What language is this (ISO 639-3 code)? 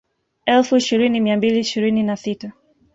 swa